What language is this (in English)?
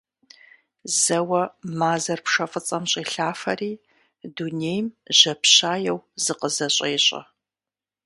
Kabardian